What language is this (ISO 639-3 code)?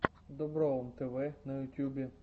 rus